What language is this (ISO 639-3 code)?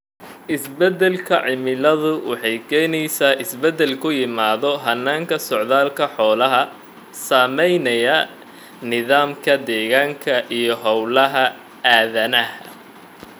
som